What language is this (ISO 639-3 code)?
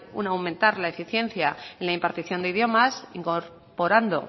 spa